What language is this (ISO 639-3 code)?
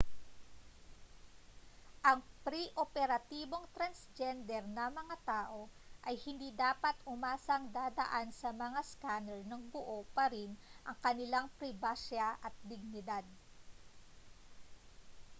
fil